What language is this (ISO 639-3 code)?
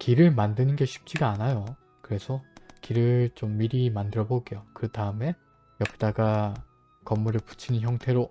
kor